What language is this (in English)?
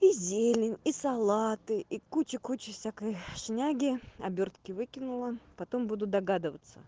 Russian